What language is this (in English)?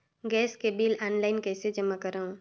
Chhattisgarhi